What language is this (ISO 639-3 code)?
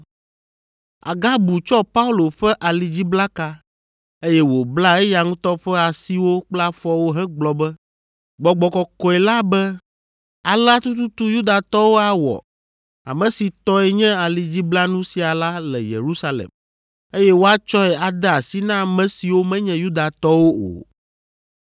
ewe